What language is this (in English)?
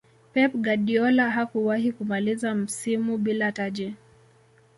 Swahili